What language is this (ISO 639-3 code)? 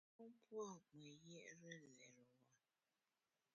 bax